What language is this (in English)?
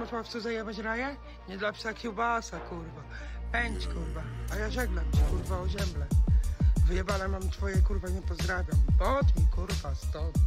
Polish